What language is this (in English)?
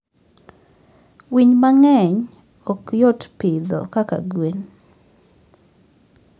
Luo (Kenya and Tanzania)